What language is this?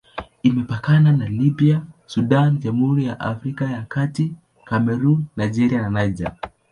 Swahili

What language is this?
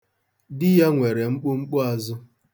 Igbo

